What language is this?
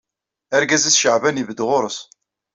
Kabyle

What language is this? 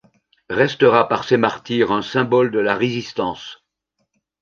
French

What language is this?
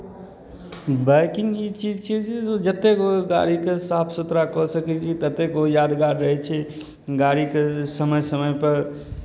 Maithili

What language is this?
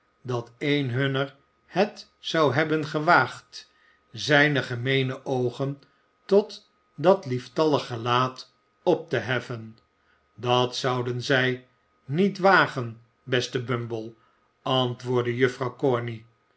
Dutch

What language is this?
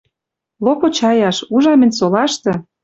Western Mari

